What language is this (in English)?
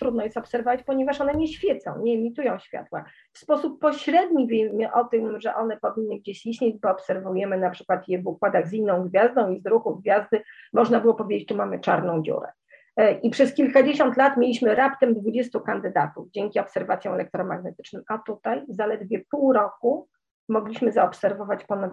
Polish